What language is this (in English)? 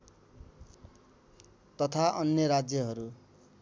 Nepali